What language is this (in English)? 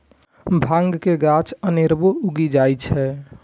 Maithili